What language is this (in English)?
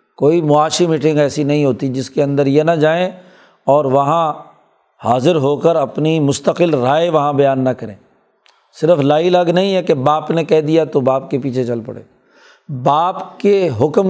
Urdu